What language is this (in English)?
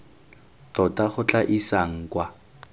Tswana